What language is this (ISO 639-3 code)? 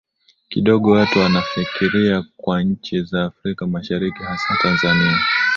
swa